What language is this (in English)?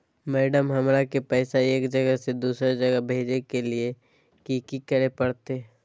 Magahi